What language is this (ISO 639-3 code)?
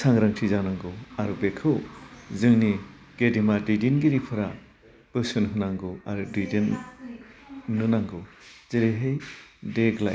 brx